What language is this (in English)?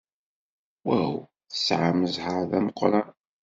Kabyle